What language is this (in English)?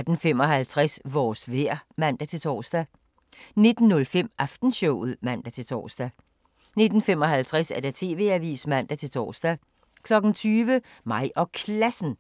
Danish